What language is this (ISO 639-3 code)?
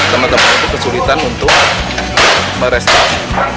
ind